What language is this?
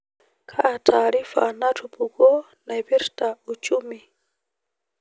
Masai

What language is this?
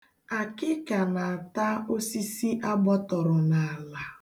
Igbo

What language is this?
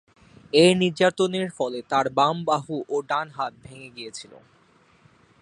Bangla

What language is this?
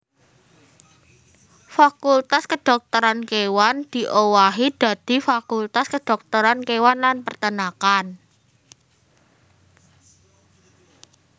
Javanese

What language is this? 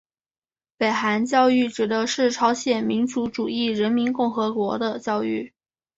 Chinese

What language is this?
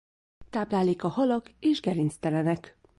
Hungarian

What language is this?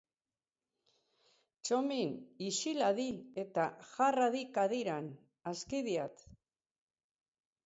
Basque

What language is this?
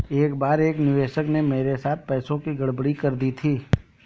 Hindi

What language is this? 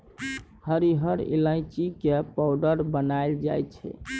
Maithili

